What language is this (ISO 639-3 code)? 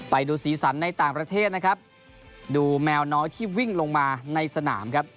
tha